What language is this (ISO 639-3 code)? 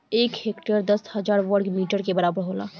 bho